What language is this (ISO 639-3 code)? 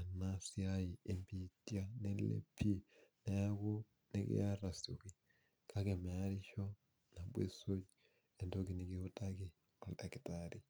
mas